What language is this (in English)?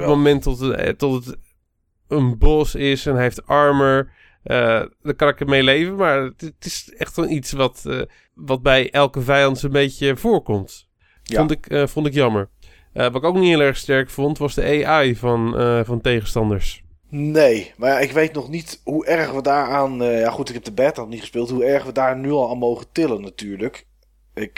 Dutch